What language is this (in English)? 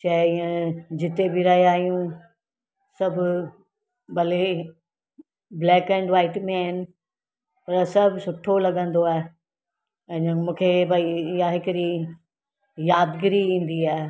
Sindhi